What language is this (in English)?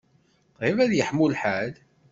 Kabyle